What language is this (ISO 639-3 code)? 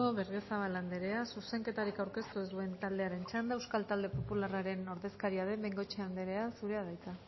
eus